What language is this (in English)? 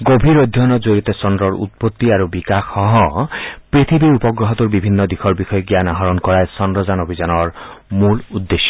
Assamese